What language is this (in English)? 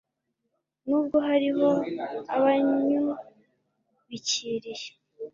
Kinyarwanda